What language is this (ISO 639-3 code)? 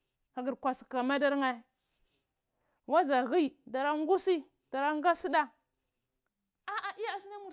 ckl